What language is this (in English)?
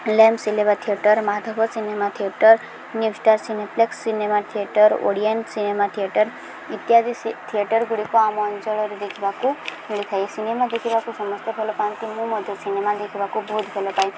Odia